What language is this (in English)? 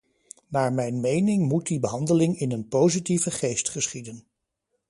Dutch